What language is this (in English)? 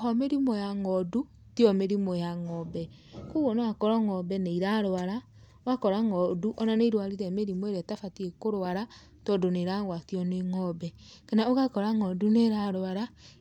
Kikuyu